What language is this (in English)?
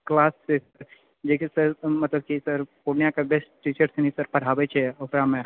Maithili